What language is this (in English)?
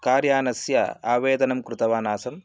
Sanskrit